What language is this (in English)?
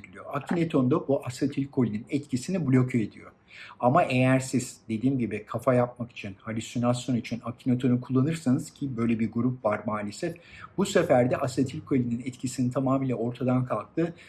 Turkish